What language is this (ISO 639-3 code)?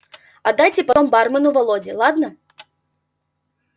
rus